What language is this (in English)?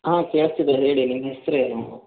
Kannada